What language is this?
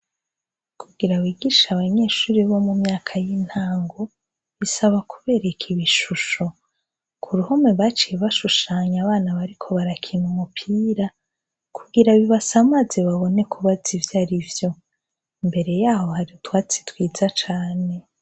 Rundi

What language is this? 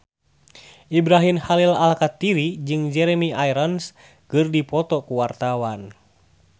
Sundanese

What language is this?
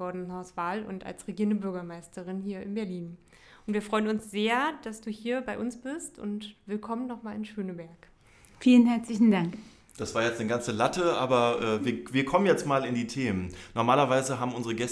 German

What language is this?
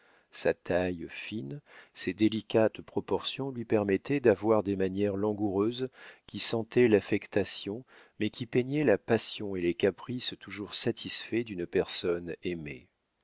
French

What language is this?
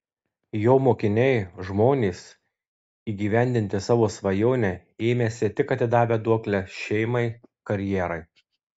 Lithuanian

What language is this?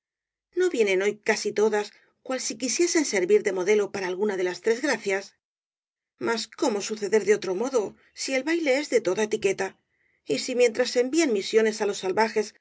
Spanish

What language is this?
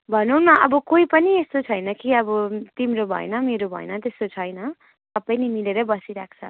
Nepali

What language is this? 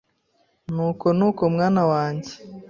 Kinyarwanda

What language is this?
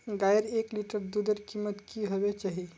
Magahi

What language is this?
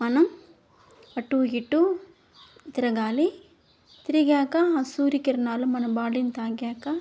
Telugu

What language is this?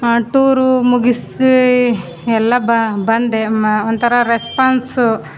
Kannada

